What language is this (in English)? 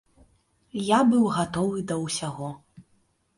Belarusian